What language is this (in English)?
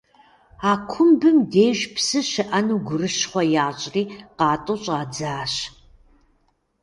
Kabardian